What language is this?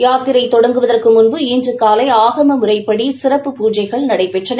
Tamil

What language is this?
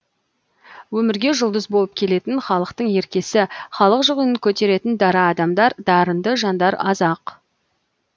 Kazakh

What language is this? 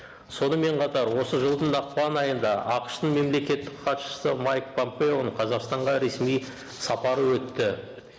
Kazakh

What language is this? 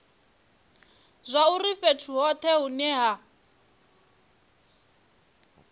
Venda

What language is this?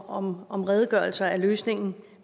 Danish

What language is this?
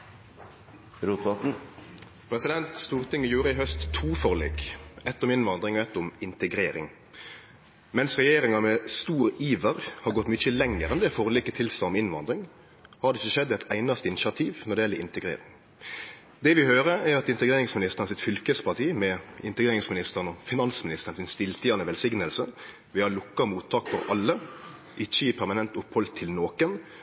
Norwegian Nynorsk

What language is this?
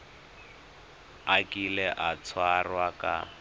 Tswana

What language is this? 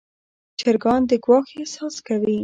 Pashto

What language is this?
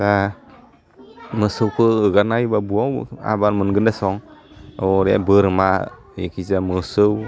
Bodo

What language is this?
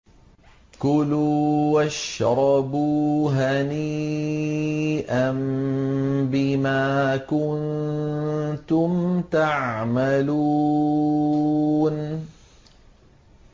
Arabic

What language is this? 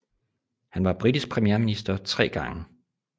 Danish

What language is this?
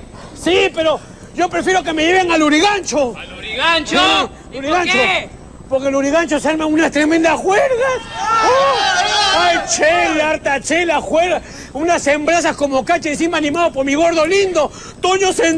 Spanish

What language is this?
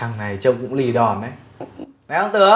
Vietnamese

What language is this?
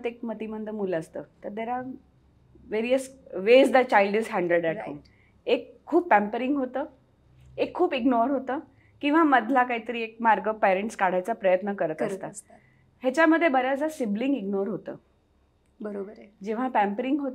Marathi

